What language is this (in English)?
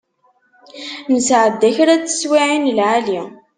Kabyle